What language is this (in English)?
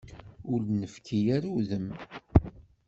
Kabyle